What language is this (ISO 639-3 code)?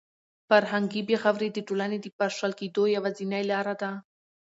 pus